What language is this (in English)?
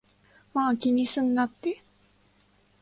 Japanese